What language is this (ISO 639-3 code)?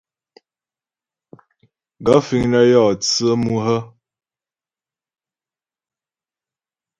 bbj